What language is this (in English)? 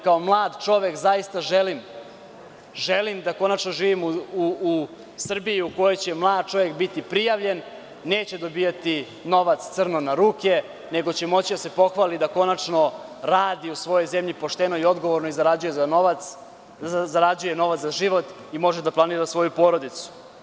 Serbian